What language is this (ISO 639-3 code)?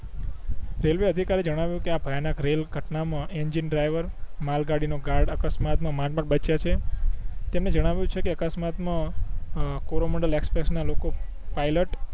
guj